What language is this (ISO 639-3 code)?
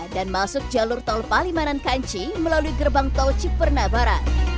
ind